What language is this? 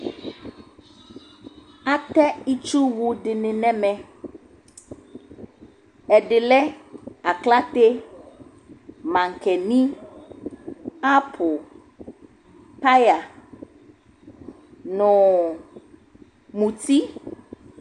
Ikposo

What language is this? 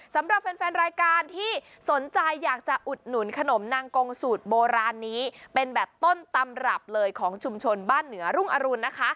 Thai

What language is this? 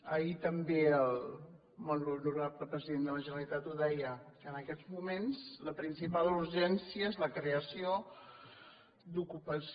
Catalan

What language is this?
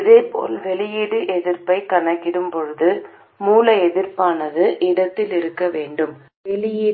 Tamil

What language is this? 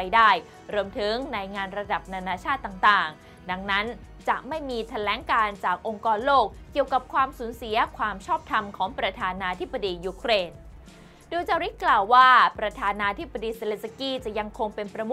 Thai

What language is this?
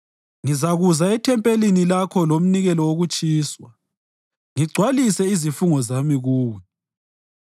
North Ndebele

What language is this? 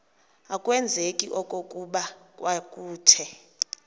Xhosa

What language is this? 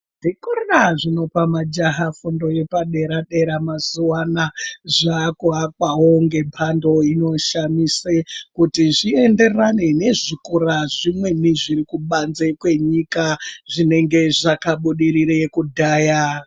Ndau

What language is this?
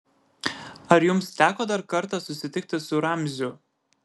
Lithuanian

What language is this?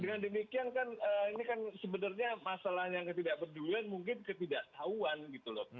Indonesian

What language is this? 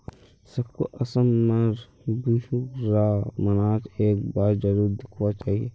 Magahi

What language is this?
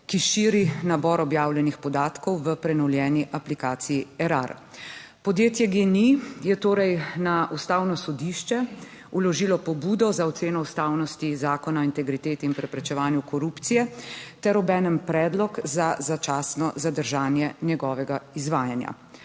Slovenian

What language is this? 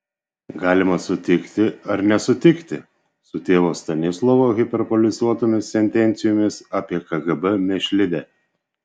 Lithuanian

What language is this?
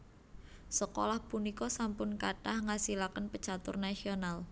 Javanese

